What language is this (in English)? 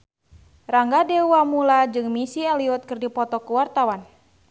Sundanese